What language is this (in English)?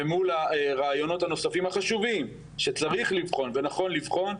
Hebrew